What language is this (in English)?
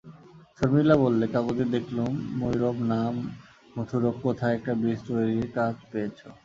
Bangla